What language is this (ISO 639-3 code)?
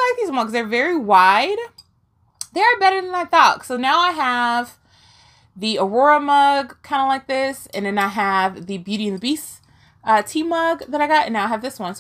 eng